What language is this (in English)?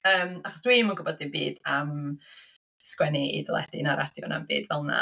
Welsh